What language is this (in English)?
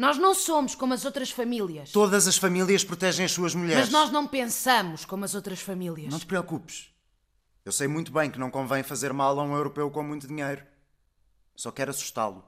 Portuguese